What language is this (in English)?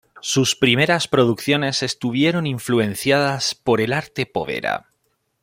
Spanish